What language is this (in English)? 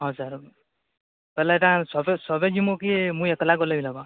Odia